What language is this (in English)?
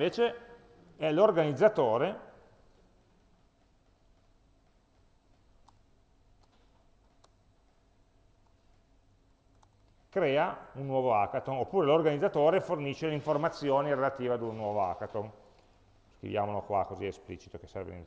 Italian